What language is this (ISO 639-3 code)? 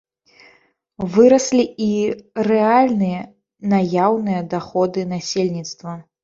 bel